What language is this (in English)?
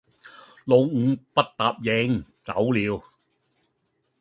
Cantonese